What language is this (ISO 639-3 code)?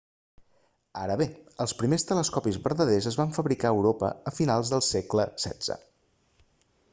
cat